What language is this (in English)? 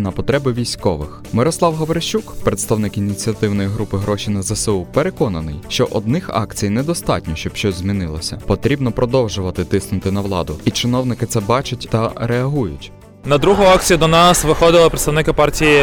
Ukrainian